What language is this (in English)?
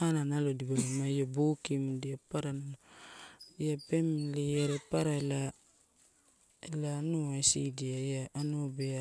Torau